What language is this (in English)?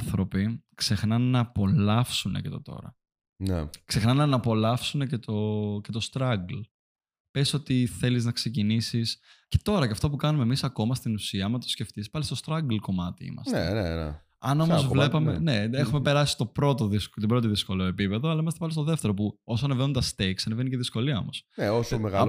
Greek